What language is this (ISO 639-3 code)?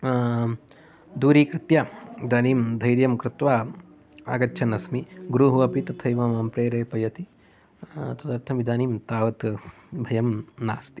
san